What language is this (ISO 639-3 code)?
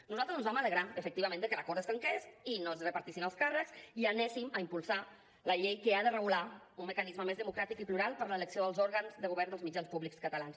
cat